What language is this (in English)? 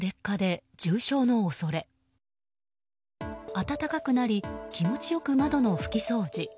Japanese